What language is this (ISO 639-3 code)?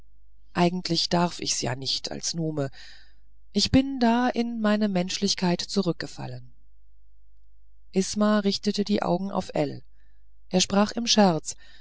deu